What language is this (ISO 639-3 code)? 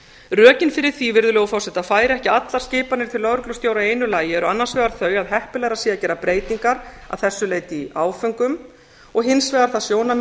isl